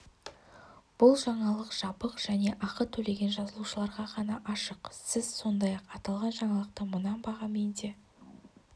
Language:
Kazakh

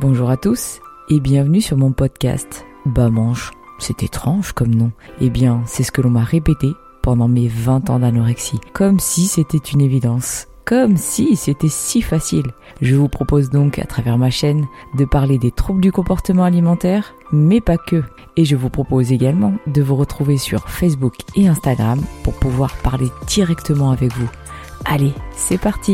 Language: French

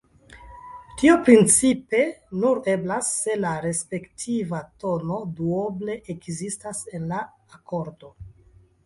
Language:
Esperanto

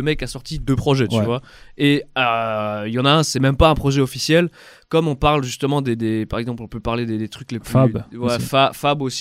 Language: French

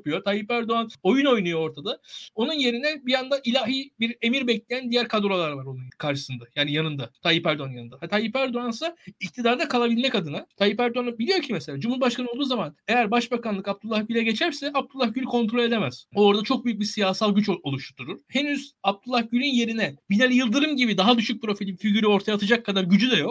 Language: Turkish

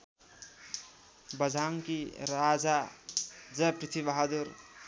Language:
Nepali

